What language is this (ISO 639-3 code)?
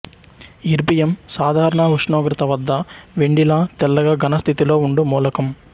tel